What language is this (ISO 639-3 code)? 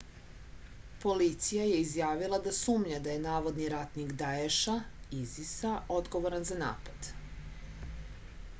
srp